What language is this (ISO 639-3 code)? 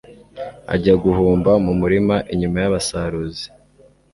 kin